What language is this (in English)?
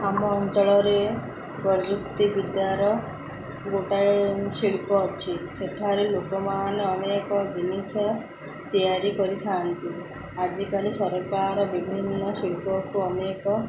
Odia